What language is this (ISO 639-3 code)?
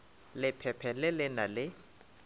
nso